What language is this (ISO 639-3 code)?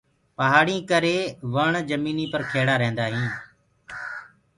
ggg